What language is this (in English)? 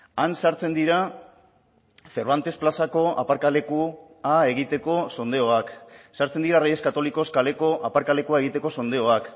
Basque